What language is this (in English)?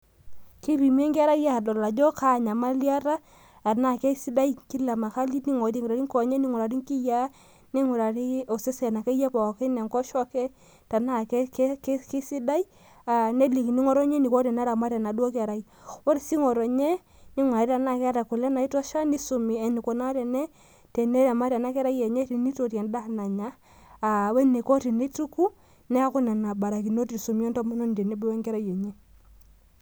Masai